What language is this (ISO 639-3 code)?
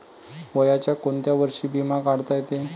mar